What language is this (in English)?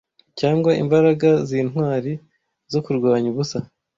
Kinyarwanda